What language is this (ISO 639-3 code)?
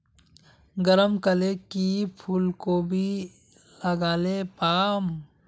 mag